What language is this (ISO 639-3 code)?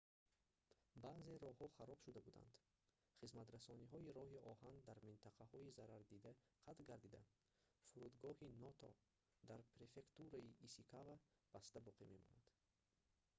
tgk